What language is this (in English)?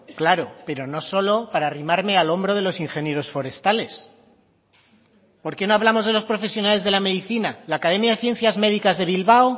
Spanish